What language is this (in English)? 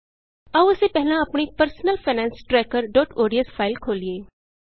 Punjabi